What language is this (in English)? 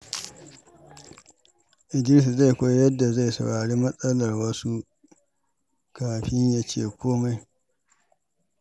Hausa